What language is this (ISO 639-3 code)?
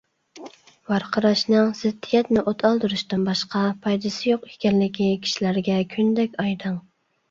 uig